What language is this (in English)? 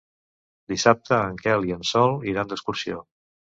Catalan